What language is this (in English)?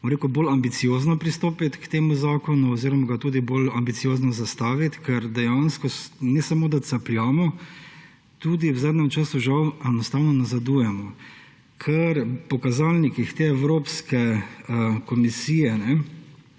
Slovenian